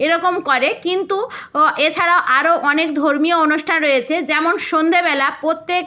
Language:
Bangla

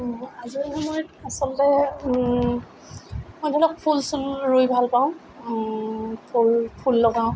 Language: Assamese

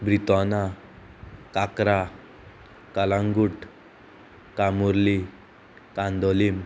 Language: Konkani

